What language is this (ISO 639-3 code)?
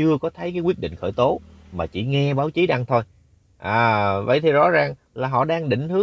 vie